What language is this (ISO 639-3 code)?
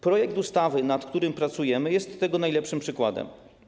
pol